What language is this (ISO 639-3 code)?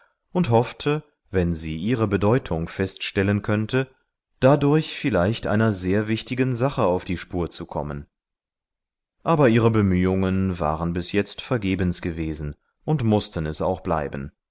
deu